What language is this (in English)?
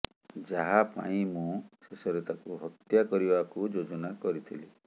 Odia